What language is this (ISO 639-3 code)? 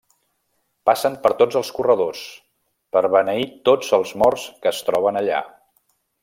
cat